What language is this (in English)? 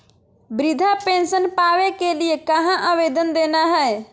Magahi